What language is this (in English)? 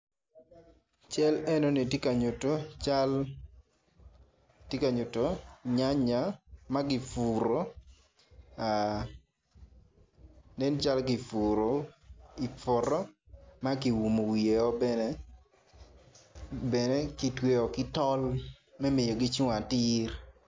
Acoli